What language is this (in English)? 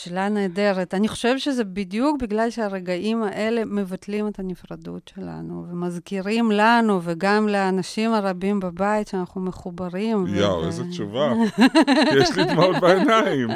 Hebrew